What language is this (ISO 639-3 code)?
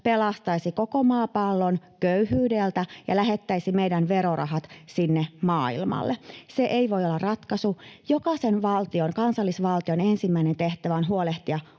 fin